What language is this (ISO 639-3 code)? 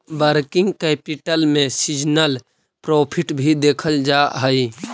mag